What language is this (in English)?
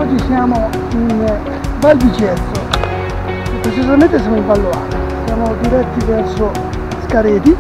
Italian